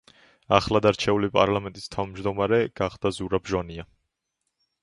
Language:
Georgian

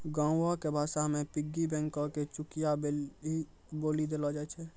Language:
Maithili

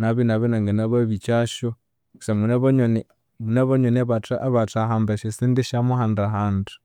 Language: Konzo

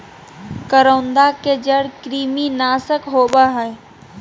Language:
Magahi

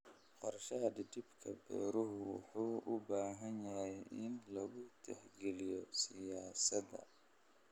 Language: Somali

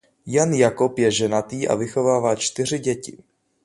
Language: Czech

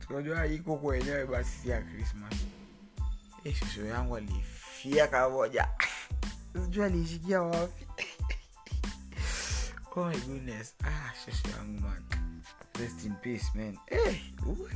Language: Swahili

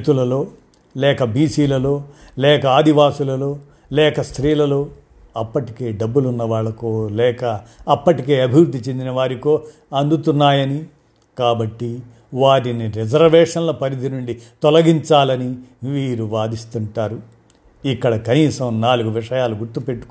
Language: Telugu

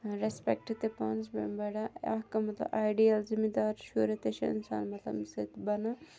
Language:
Kashmiri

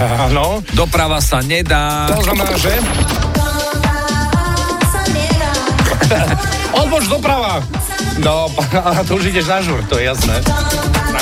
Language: Slovak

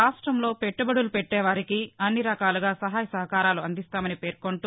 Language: Telugu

